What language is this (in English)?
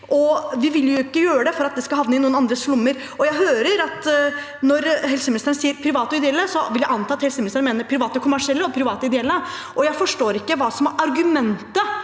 Norwegian